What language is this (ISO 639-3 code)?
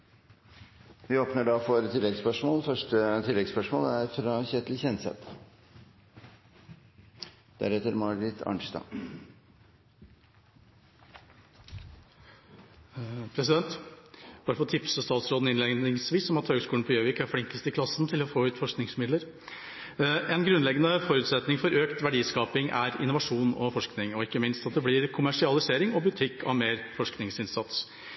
nor